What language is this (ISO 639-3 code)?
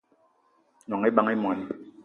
eto